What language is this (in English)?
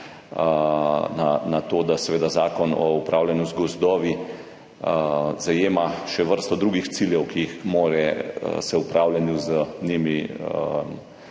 Slovenian